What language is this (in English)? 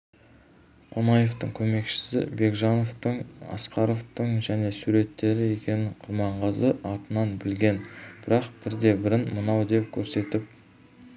Kazakh